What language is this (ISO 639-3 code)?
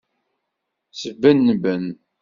kab